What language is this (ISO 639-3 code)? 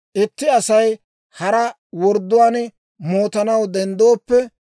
dwr